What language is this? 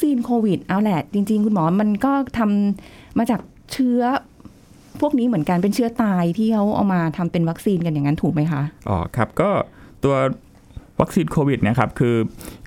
Thai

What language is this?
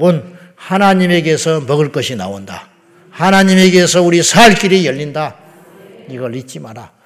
Korean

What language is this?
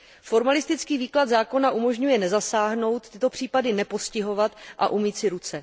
Czech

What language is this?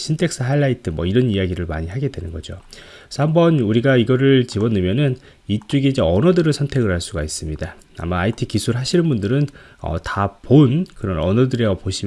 Korean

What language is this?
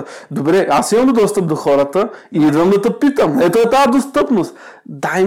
Bulgarian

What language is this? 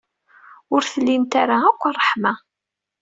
Kabyle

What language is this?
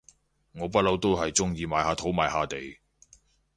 Cantonese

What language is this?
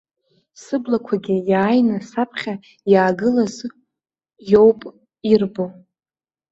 Abkhazian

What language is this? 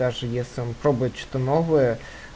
Russian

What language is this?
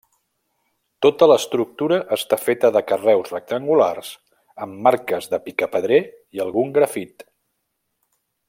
Catalan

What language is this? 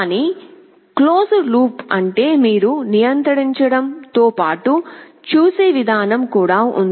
Telugu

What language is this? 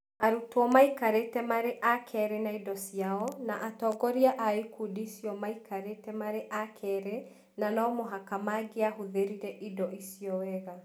Kikuyu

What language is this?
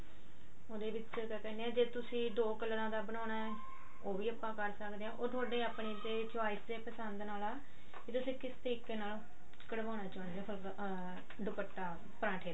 Punjabi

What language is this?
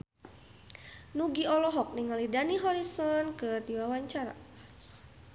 Sundanese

